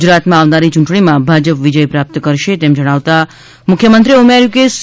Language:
Gujarati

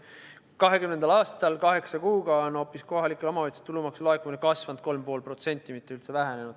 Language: Estonian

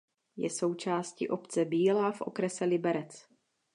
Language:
Czech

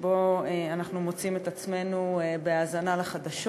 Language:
Hebrew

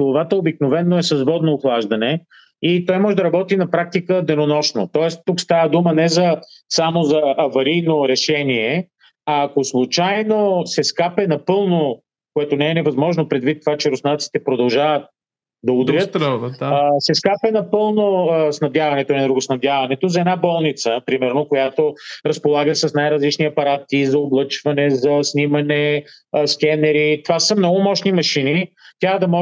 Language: Bulgarian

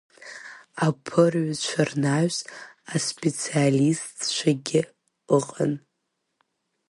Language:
Abkhazian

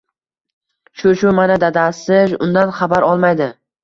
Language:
Uzbek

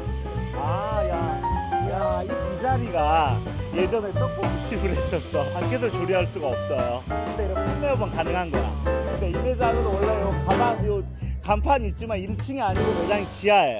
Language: Korean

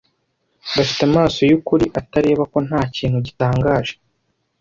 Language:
Kinyarwanda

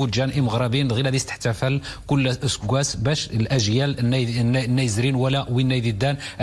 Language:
Arabic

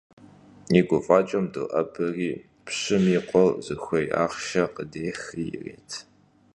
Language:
Kabardian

